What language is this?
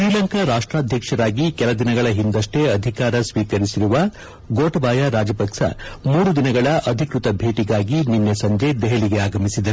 Kannada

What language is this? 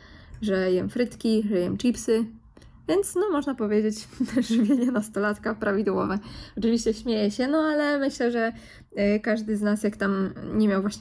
Polish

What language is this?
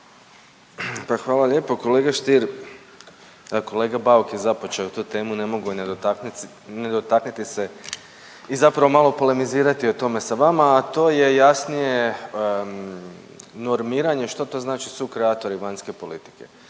Croatian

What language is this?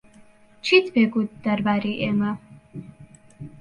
Central Kurdish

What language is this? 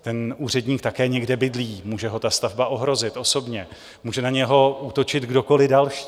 Czech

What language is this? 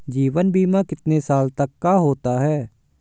Hindi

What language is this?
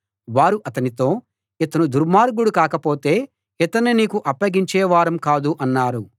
Telugu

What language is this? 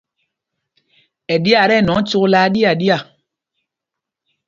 Mpumpong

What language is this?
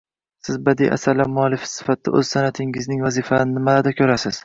Uzbek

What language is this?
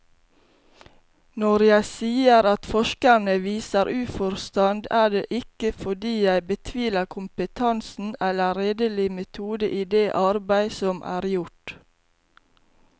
Norwegian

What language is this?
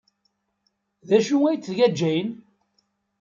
Kabyle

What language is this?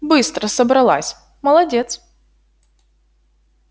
Russian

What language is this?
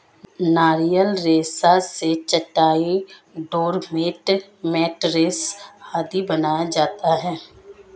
Hindi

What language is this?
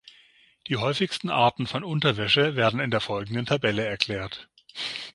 German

